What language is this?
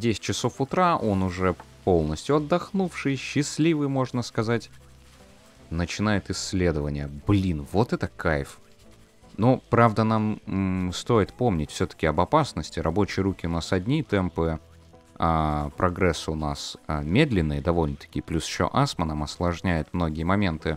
Russian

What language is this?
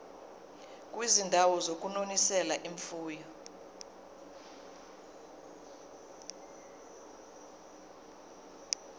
Zulu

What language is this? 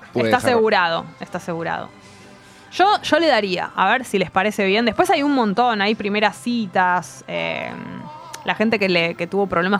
Spanish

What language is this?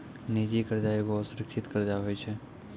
Maithili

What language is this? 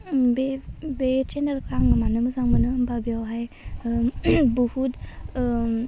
Bodo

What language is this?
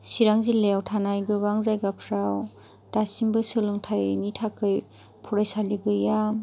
Bodo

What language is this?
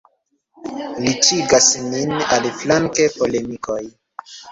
Esperanto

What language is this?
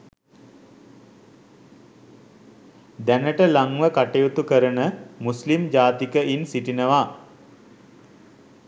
Sinhala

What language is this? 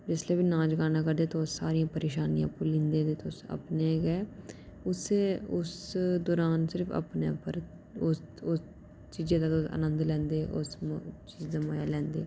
Dogri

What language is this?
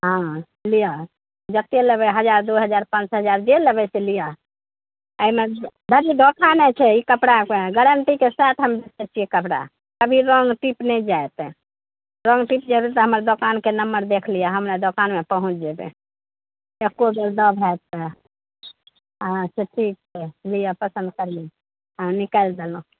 Maithili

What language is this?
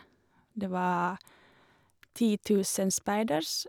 Norwegian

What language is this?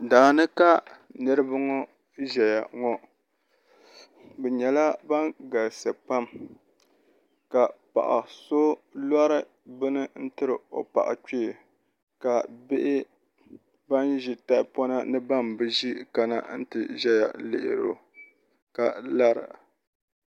Dagbani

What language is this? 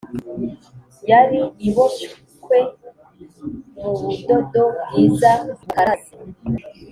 Kinyarwanda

